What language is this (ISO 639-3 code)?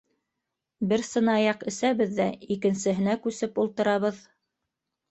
bak